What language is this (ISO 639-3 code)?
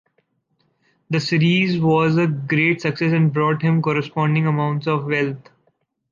eng